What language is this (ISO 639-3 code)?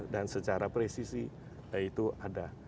ind